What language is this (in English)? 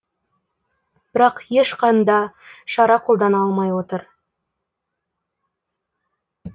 Kazakh